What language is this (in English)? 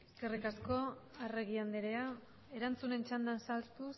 Basque